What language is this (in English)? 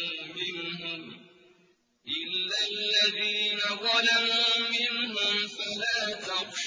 Arabic